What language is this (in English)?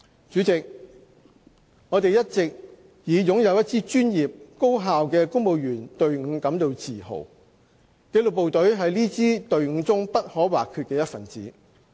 Cantonese